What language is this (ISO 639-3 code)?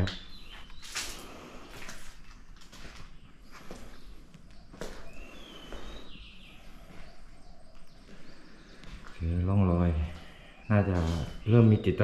tha